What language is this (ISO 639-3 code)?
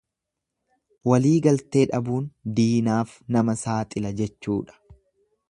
orm